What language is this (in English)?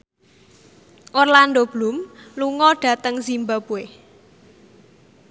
Javanese